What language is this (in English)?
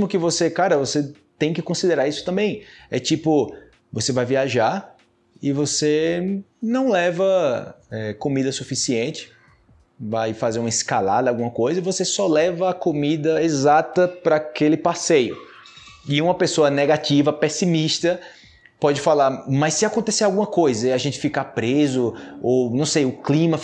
Portuguese